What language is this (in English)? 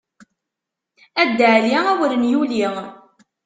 Kabyle